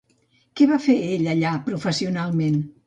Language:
Catalan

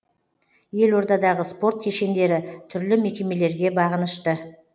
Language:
Kazakh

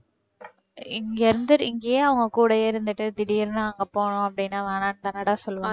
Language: Tamil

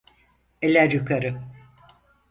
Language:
Turkish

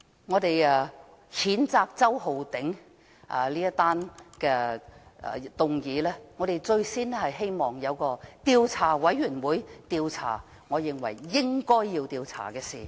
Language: Cantonese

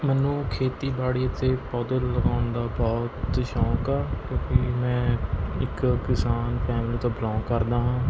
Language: Punjabi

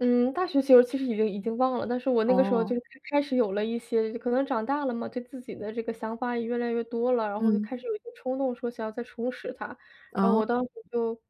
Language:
Chinese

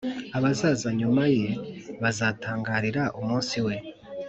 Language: Kinyarwanda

